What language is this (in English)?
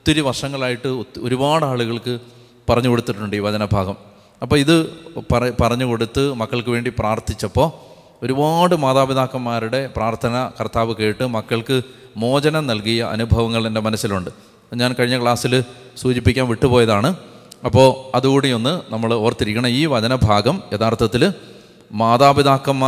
Malayalam